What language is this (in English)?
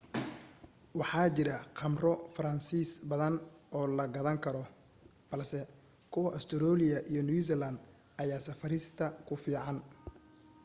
Somali